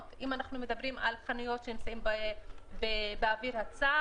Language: Hebrew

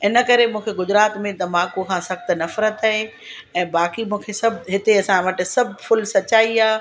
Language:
Sindhi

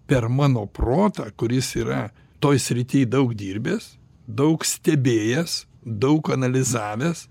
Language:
Lithuanian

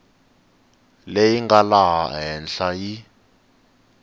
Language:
Tsonga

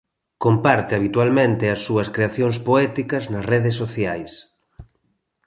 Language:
Galician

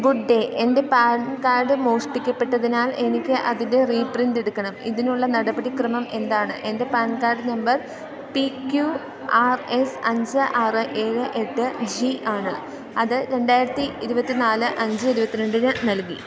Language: Malayalam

